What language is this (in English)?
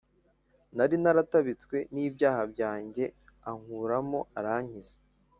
Kinyarwanda